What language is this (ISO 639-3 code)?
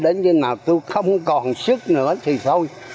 vie